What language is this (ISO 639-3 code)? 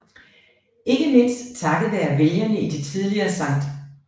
dan